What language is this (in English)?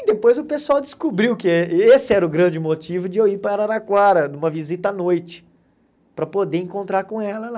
Portuguese